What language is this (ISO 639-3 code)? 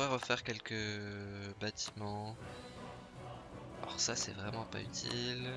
fra